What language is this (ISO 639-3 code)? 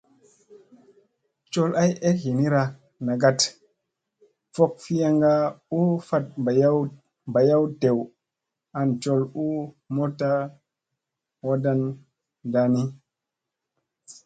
mse